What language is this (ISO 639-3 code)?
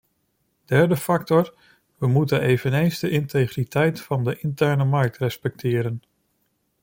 nld